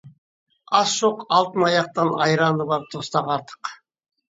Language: Kazakh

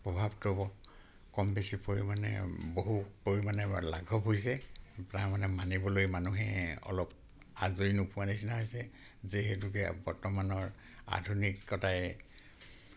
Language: Assamese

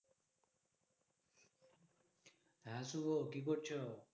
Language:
Bangla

